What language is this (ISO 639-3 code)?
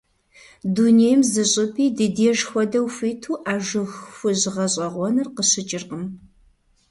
kbd